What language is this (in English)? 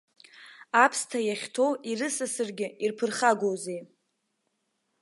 Abkhazian